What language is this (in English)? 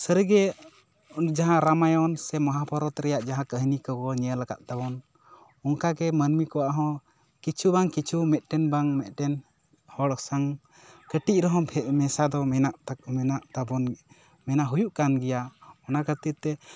Santali